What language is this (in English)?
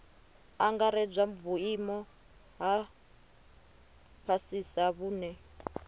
Venda